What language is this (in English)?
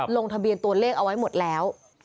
Thai